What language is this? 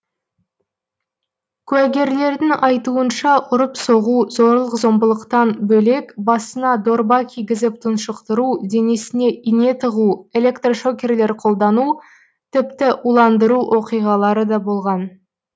Kazakh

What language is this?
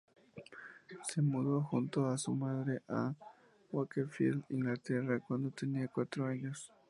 Spanish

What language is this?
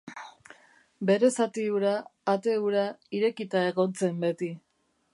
Basque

